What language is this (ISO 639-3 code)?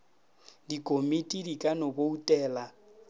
nso